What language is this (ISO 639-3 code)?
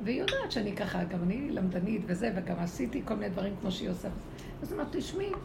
heb